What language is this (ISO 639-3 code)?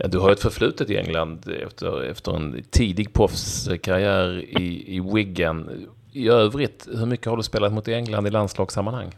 swe